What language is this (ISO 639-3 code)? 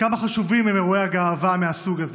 heb